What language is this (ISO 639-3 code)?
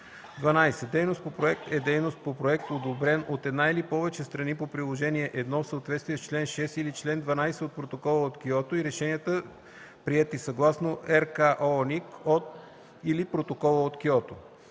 bul